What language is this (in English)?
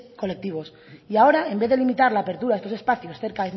Spanish